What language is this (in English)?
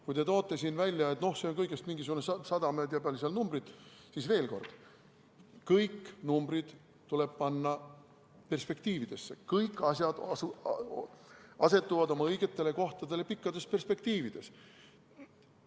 Estonian